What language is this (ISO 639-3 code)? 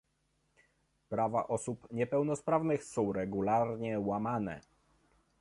pol